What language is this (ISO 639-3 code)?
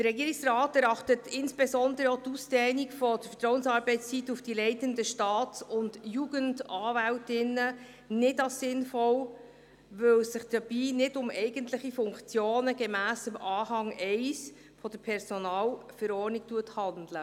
gsw